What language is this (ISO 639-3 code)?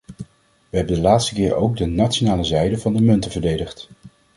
nld